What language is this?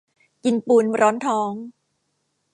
Thai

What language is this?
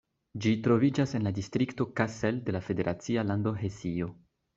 Esperanto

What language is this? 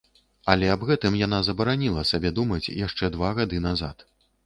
Belarusian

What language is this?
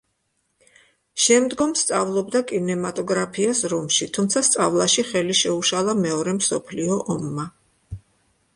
Georgian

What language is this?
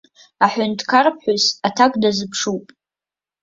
Abkhazian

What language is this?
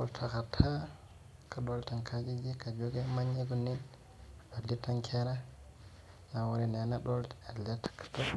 Masai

